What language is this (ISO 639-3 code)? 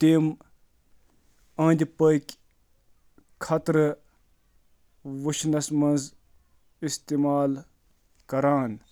kas